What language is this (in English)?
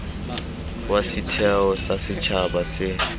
Tswana